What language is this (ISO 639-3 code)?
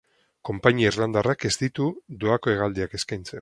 eus